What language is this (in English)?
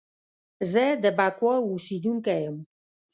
Pashto